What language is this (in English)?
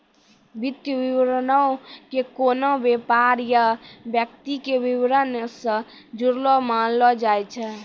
Maithili